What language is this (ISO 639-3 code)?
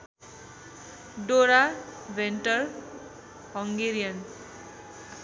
nep